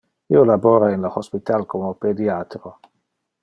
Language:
Interlingua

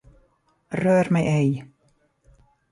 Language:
Swedish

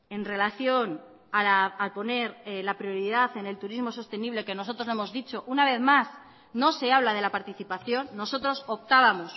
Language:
Spanish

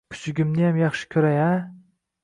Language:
Uzbek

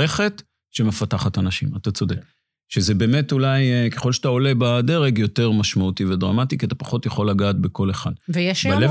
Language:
Hebrew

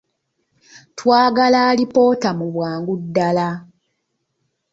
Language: Ganda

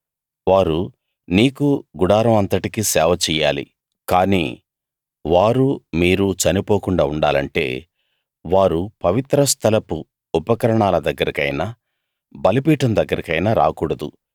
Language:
Telugu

